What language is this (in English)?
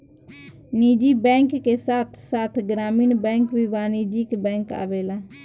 Bhojpuri